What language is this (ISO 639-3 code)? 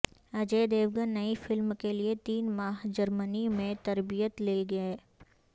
urd